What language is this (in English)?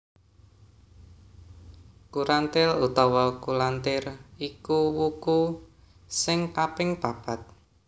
Javanese